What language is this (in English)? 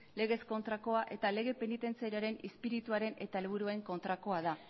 Basque